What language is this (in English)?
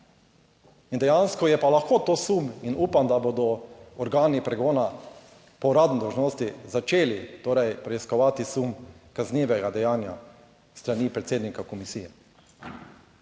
Slovenian